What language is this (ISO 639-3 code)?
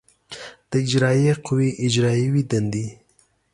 pus